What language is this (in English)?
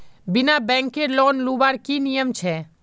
Magahi